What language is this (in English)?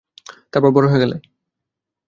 Bangla